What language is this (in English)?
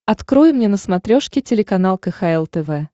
Russian